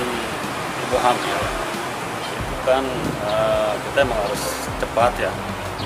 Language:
Indonesian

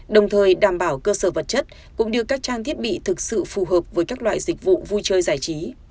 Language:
Vietnamese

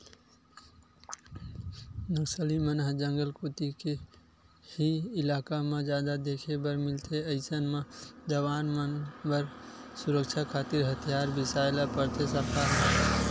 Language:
Chhattisgarhi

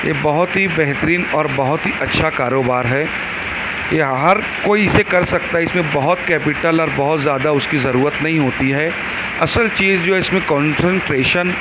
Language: Urdu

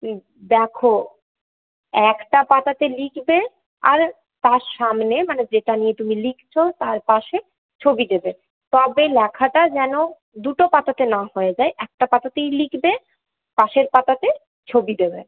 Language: Bangla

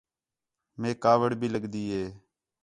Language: Khetrani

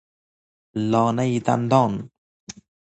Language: Persian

